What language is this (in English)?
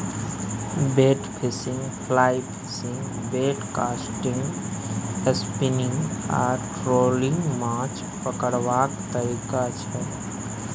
Maithili